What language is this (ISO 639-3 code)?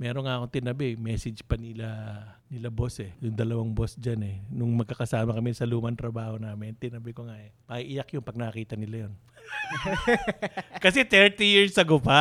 fil